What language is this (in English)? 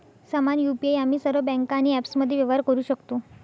Marathi